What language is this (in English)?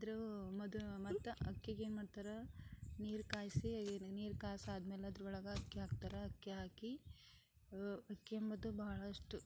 Kannada